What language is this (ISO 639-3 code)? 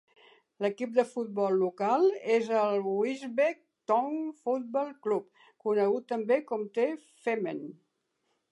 cat